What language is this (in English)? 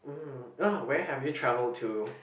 English